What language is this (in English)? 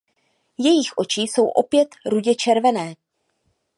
Czech